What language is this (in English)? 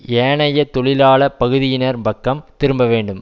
Tamil